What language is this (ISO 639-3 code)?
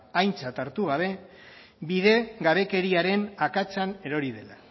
eus